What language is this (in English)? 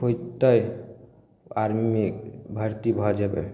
Maithili